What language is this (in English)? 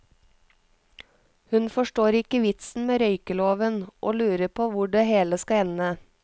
Norwegian